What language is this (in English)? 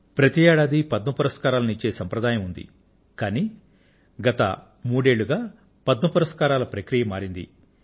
Telugu